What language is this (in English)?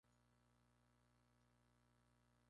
Spanish